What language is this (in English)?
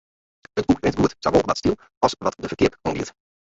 Western Frisian